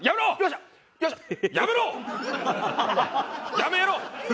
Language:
Japanese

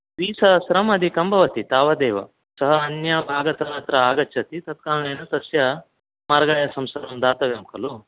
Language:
Sanskrit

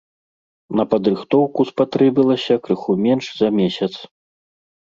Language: Belarusian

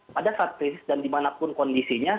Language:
Indonesian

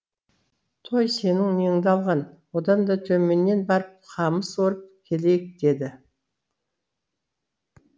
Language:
Kazakh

